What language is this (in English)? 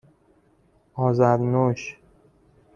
Persian